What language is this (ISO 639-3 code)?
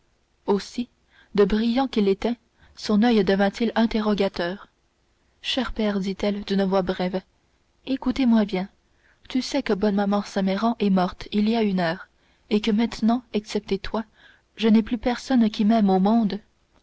fra